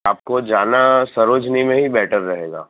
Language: Gujarati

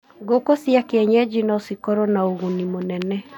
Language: Kikuyu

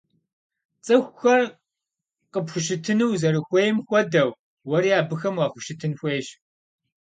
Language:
Kabardian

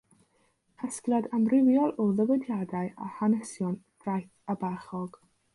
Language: Welsh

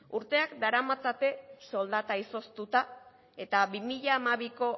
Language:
Basque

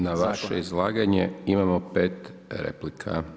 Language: Croatian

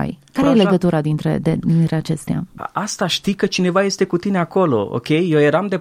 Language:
Romanian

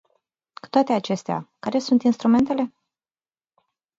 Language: Romanian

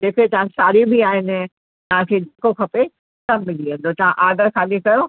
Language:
Sindhi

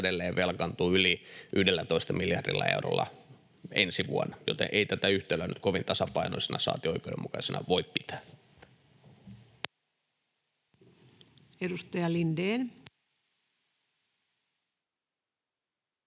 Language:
Finnish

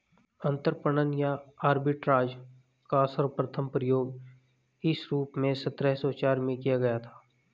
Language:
Hindi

